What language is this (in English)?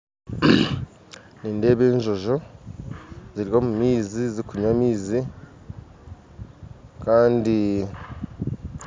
Nyankole